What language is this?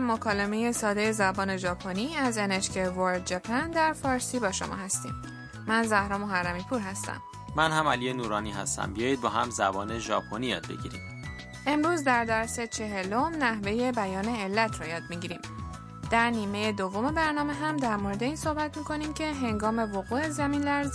Persian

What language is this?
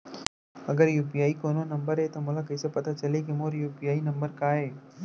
Chhattisgarhi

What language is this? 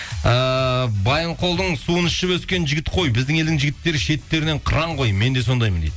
Kazakh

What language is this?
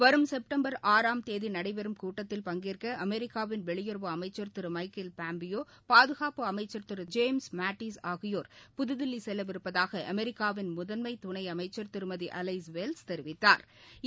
Tamil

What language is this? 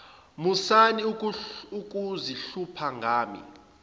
Zulu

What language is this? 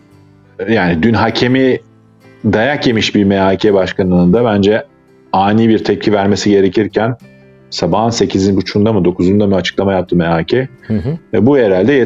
Turkish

